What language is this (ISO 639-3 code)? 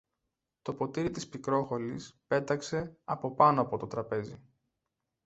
ell